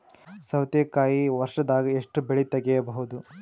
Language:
Kannada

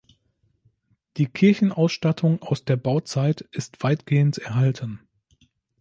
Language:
German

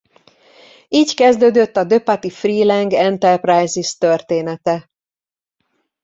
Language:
Hungarian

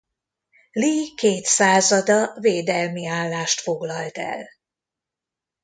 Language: Hungarian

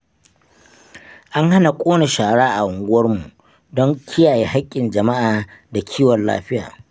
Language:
Hausa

